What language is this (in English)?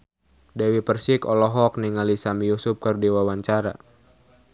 Sundanese